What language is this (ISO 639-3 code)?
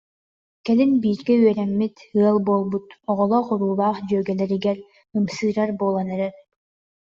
sah